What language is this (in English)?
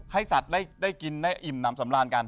Thai